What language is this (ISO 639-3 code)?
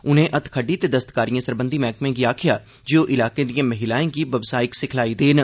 doi